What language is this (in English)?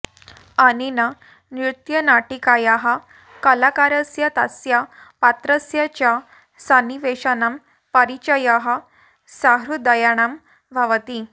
Sanskrit